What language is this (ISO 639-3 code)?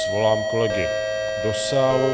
ces